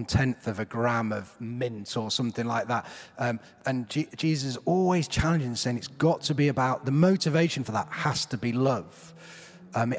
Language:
English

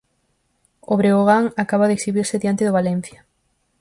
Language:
Galician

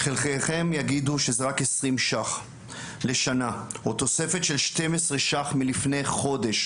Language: Hebrew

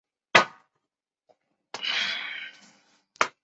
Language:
Chinese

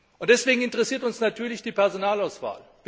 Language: German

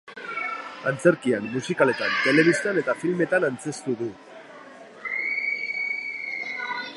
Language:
Basque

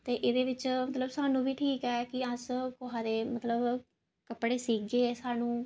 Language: Dogri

